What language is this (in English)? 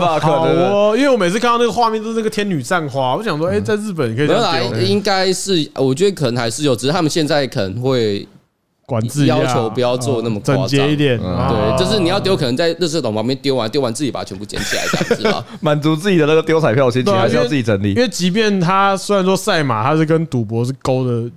Chinese